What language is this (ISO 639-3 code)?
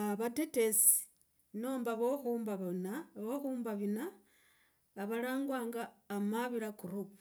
rag